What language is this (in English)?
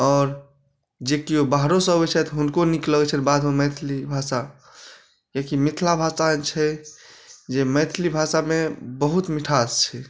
Maithili